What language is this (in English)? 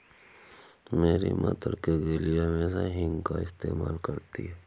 Hindi